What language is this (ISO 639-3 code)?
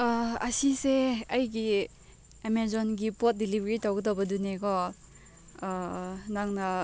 mni